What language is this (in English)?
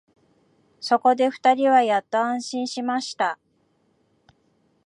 Japanese